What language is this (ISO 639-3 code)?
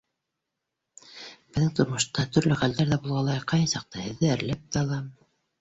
bak